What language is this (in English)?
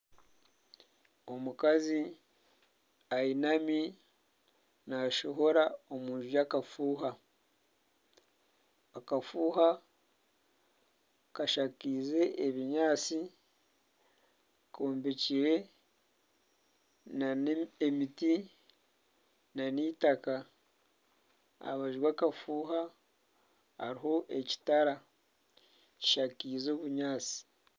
Nyankole